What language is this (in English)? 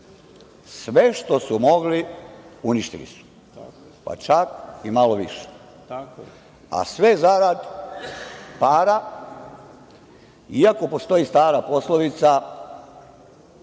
Serbian